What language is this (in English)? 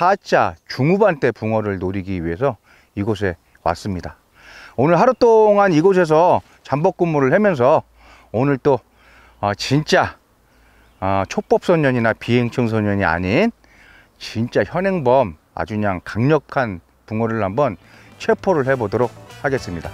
Korean